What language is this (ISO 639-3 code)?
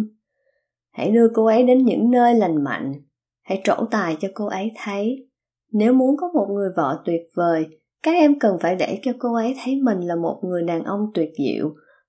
vie